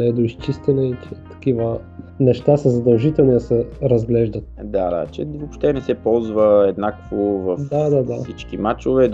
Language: Bulgarian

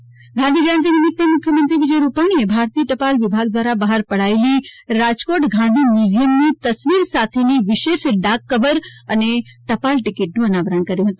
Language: Gujarati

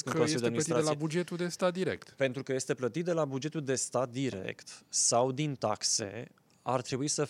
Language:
Romanian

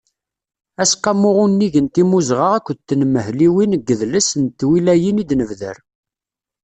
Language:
Kabyle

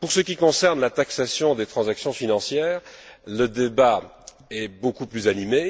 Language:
French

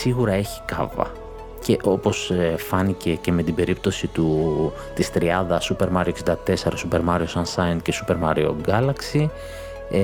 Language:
Greek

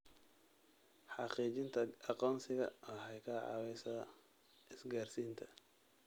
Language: Somali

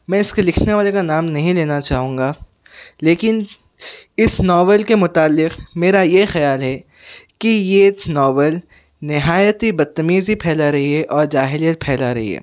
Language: Urdu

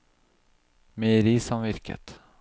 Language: Norwegian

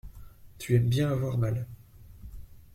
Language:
French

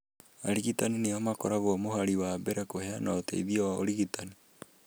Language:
Kikuyu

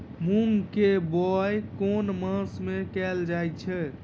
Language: Maithili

